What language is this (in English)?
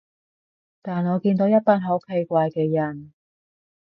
Cantonese